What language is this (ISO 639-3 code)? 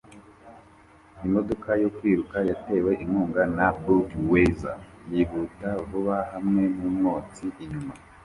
kin